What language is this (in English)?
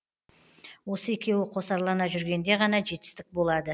Kazakh